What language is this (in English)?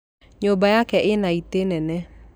Kikuyu